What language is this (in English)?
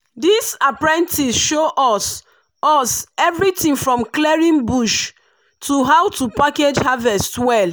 Nigerian Pidgin